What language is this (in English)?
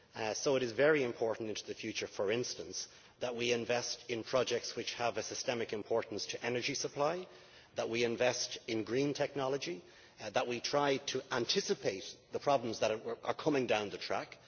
English